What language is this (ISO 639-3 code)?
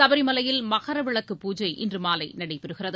tam